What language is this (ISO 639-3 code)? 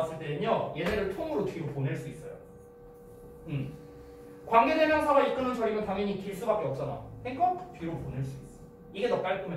kor